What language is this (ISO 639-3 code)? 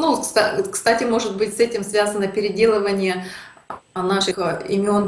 rus